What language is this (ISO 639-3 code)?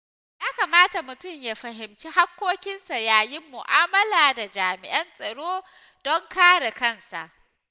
hau